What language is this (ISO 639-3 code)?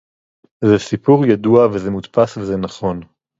heb